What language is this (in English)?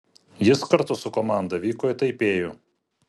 Lithuanian